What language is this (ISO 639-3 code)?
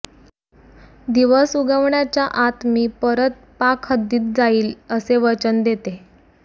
mar